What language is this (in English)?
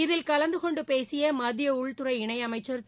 Tamil